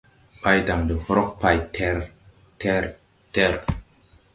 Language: Tupuri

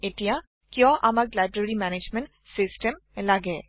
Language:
Assamese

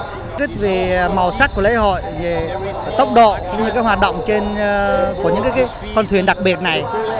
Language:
Vietnamese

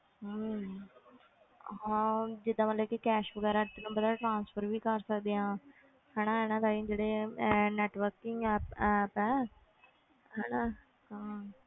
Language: Punjabi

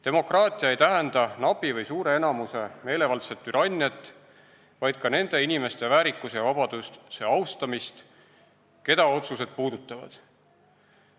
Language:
Estonian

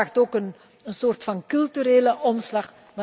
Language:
Dutch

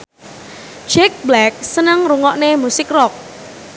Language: Javanese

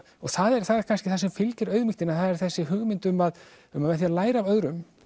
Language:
Icelandic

